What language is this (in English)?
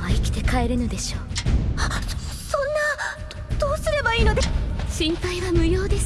Japanese